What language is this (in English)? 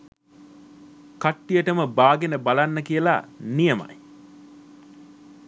Sinhala